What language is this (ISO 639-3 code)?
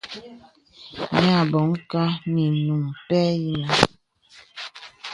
beb